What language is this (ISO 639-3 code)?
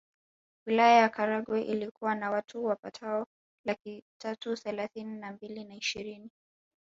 swa